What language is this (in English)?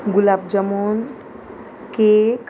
Konkani